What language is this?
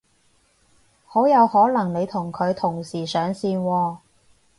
Cantonese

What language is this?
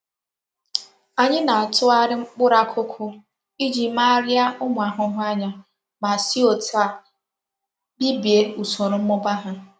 Igbo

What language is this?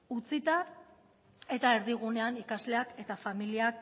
Basque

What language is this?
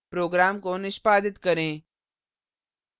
Hindi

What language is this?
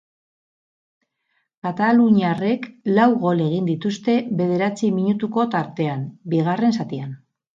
Basque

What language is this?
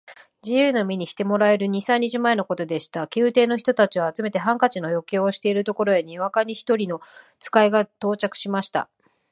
Japanese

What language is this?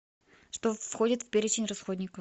Russian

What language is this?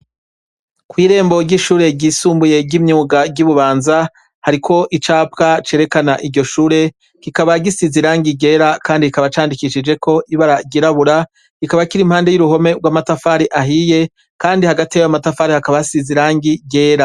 Rundi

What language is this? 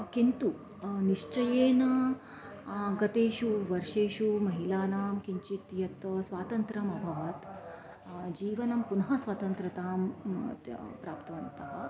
Sanskrit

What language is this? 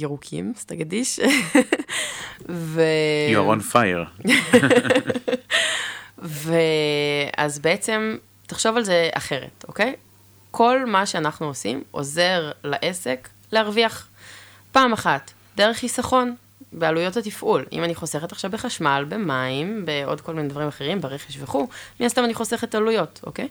Hebrew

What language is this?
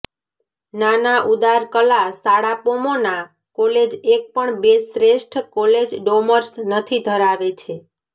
Gujarati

